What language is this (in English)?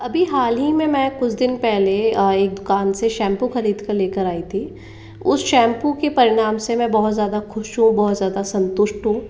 Hindi